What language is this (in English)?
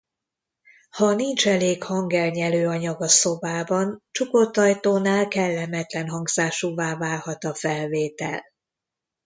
Hungarian